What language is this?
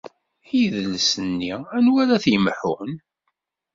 Kabyle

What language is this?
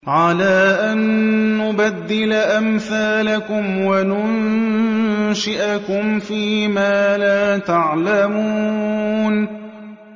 Arabic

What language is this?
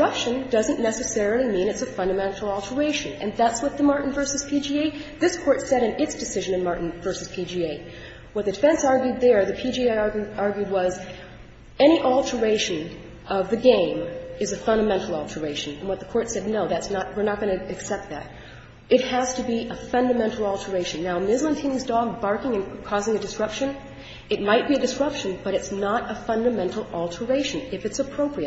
English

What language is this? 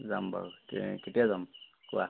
Assamese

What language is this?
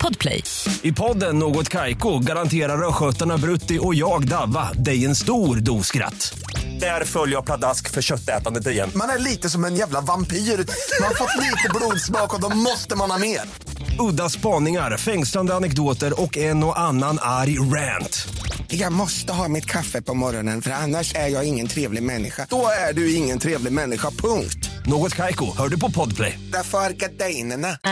Swedish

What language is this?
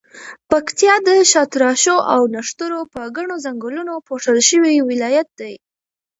Pashto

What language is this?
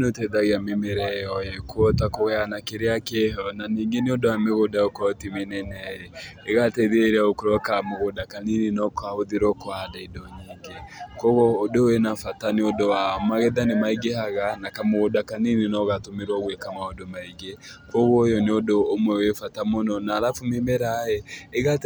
Kikuyu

